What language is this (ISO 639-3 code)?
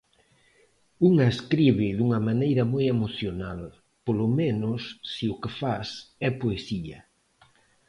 glg